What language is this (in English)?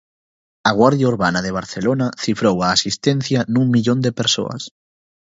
Galician